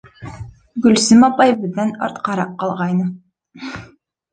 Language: Bashkir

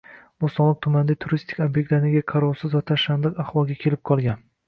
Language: Uzbek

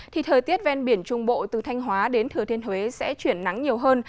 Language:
Vietnamese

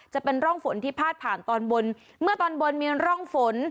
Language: Thai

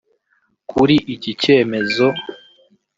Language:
Kinyarwanda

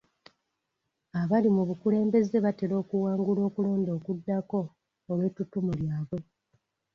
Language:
Ganda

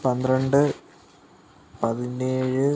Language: Malayalam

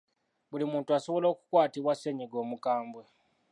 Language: Ganda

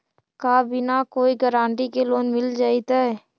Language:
Magahi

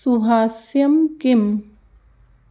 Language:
Sanskrit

